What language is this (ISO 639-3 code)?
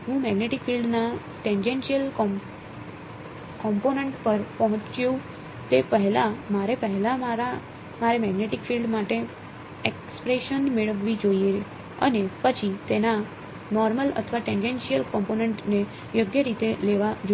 guj